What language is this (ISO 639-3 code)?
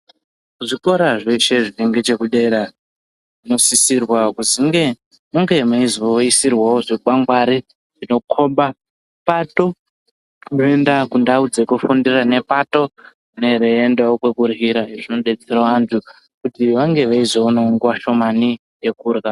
ndc